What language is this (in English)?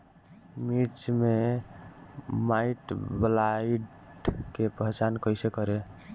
Bhojpuri